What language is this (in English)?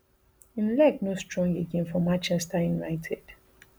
Nigerian Pidgin